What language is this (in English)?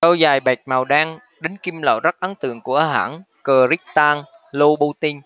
Vietnamese